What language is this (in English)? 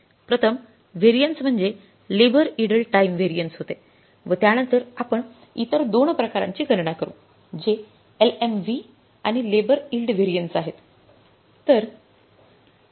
Marathi